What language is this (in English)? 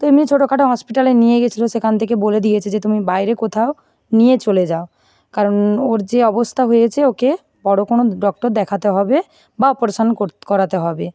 Bangla